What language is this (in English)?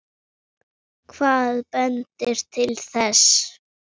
Icelandic